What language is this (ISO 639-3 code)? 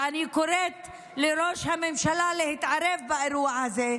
heb